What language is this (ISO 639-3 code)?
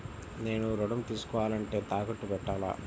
tel